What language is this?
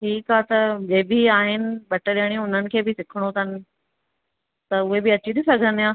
Sindhi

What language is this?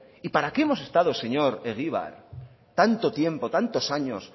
Spanish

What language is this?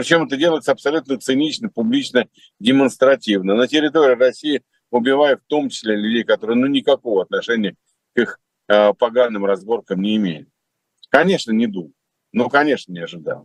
Russian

